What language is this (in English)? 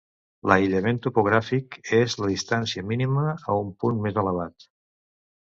Catalan